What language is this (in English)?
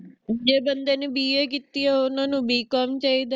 Punjabi